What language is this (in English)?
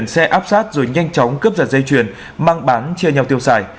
Vietnamese